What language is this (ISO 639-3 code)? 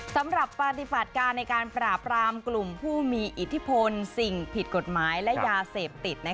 tha